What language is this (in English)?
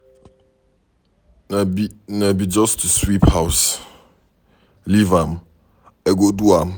Nigerian Pidgin